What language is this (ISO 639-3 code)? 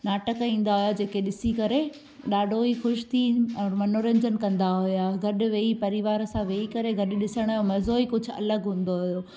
snd